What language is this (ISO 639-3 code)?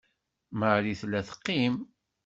kab